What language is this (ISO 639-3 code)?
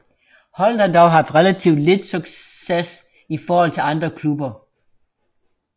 dan